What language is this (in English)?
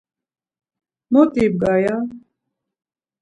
Laz